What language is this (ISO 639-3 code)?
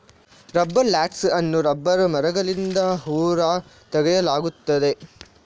kan